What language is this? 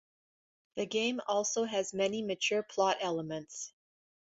English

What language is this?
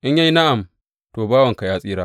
Hausa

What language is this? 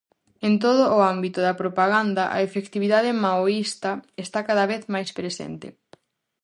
Galician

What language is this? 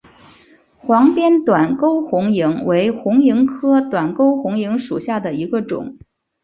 Chinese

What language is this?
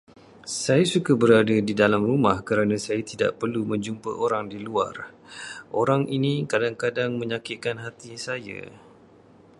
Malay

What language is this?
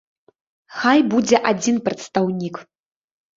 Belarusian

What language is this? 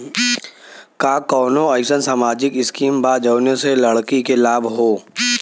Bhojpuri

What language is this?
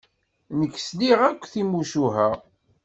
Kabyle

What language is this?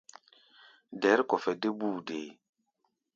Gbaya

